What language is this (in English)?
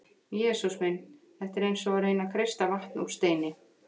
Icelandic